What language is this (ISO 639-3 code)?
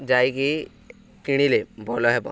ori